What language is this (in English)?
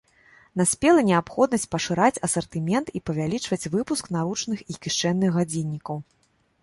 Belarusian